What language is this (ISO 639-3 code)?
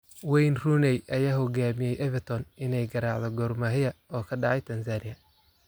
som